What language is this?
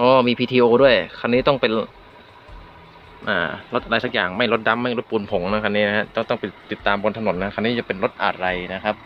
Thai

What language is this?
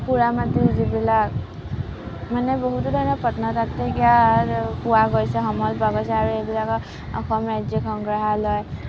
Assamese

